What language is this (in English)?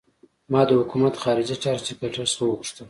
Pashto